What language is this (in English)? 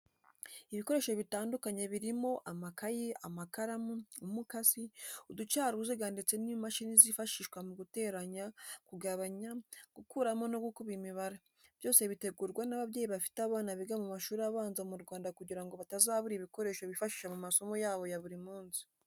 Kinyarwanda